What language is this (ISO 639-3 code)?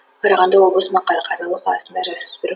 kaz